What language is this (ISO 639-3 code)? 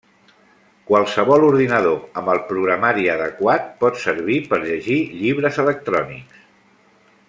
cat